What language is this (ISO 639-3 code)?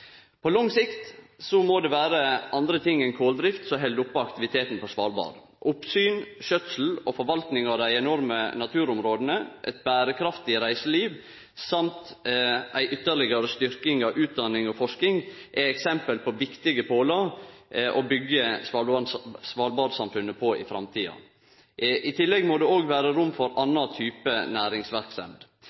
nno